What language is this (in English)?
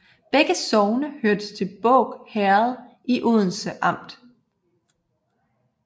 Danish